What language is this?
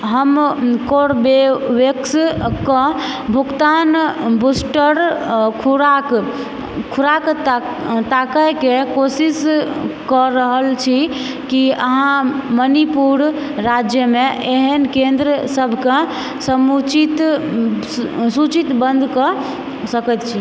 Maithili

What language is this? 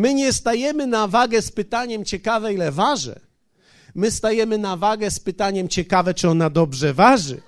Polish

